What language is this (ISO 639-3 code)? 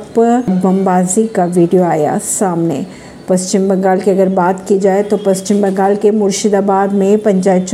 hin